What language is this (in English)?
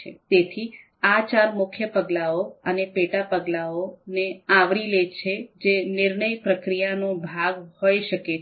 Gujarati